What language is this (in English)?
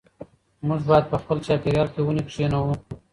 Pashto